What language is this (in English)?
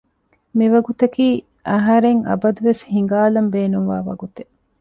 Divehi